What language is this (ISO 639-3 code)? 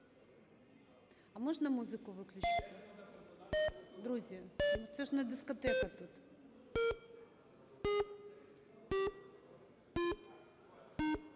ukr